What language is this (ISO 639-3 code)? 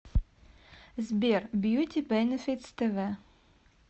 rus